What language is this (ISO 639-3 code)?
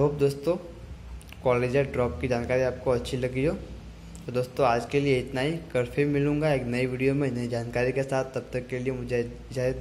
hin